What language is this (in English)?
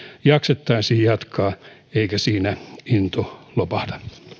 Finnish